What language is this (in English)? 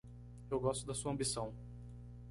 Portuguese